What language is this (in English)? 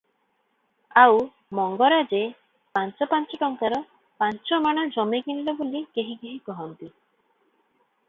Odia